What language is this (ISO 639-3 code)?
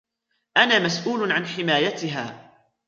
ara